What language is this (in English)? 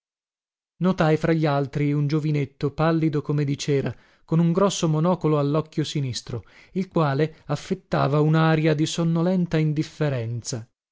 Italian